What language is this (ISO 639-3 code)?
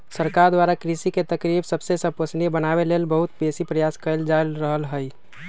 mag